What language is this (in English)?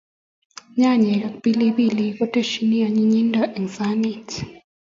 Kalenjin